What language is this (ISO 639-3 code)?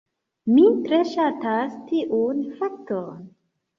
epo